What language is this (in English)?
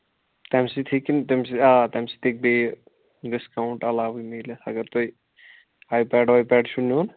Kashmiri